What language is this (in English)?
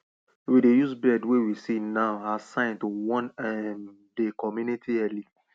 Nigerian Pidgin